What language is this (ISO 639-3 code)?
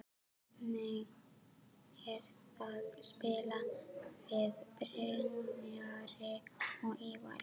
isl